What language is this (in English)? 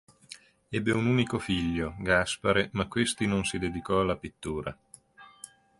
Italian